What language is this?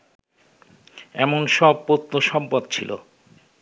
Bangla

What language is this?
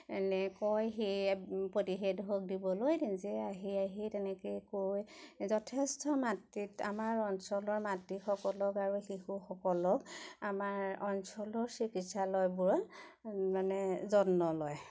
Assamese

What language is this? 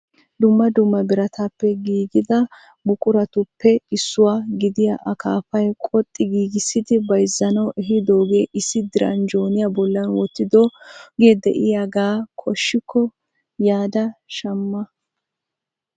Wolaytta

